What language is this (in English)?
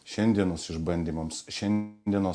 Lithuanian